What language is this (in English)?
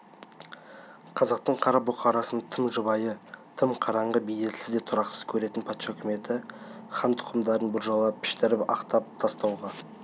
Kazakh